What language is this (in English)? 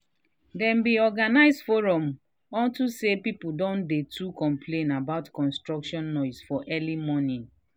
Nigerian Pidgin